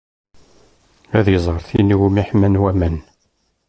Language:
Kabyle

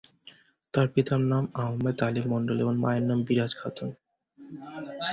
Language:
Bangla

